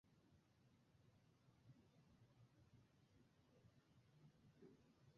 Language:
Bangla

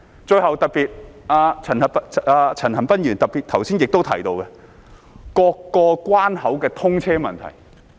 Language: Cantonese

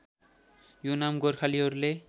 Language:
Nepali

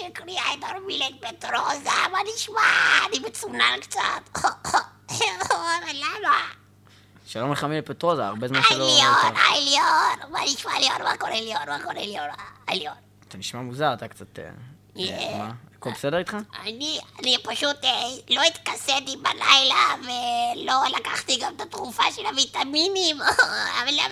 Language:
Hebrew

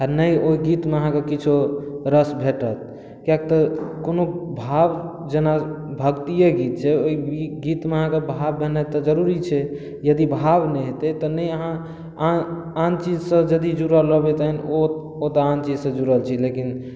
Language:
Maithili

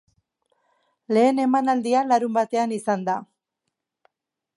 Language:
Basque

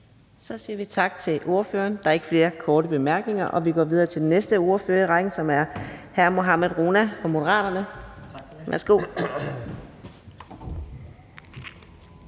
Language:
Danish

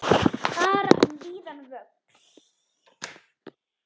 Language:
Icelandic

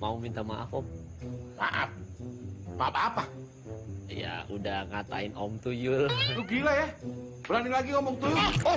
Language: Indonesian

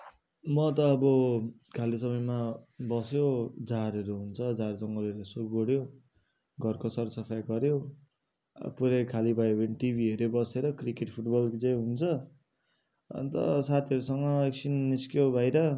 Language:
Nepali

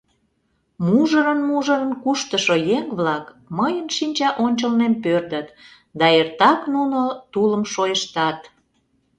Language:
Mari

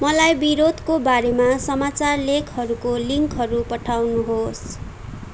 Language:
Nepali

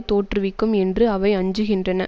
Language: Tamil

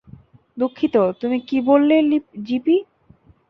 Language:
Bangla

